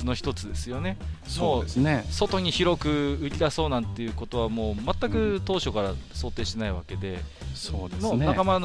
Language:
Japanese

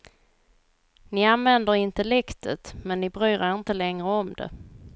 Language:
Swedish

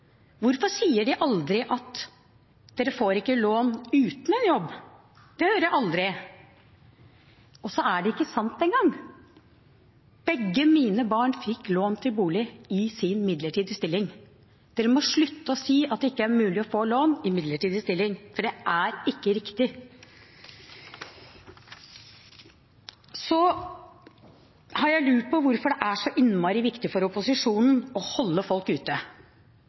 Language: Norwegian Bokmål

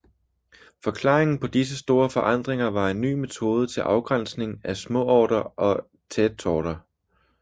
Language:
Danish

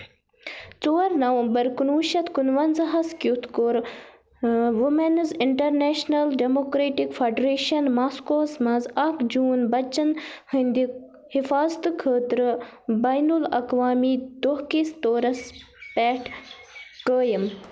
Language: Kashmiri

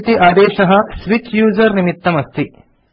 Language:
Sanskrit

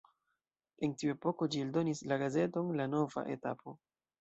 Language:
Esperanto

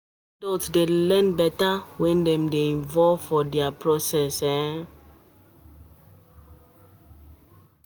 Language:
Nigerian Pidgin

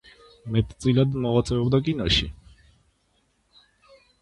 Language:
Georgian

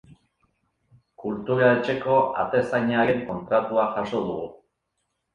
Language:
Basque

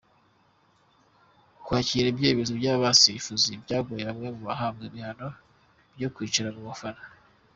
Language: Kinyarwanda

